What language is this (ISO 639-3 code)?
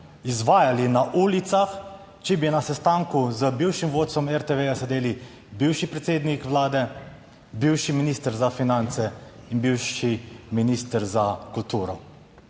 slv